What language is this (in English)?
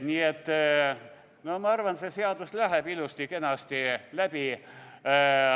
Estonian